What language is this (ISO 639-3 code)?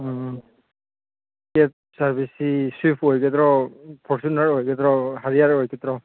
mni